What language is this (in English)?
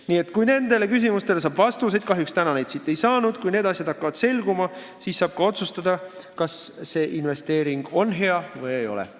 Estonian